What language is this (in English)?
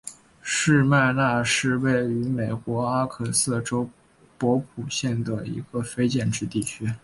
Chinese